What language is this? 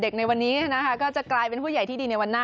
Thai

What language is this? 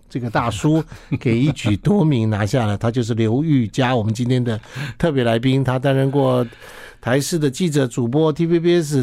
Chinese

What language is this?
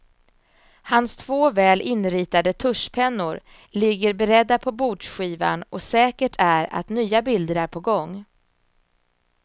Swedish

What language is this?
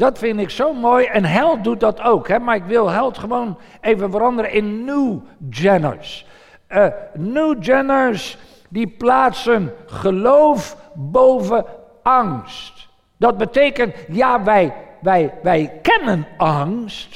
Dutch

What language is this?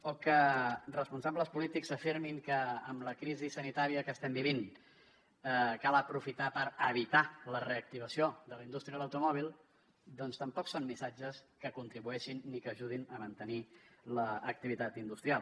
Catalan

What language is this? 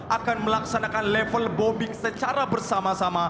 Indonesian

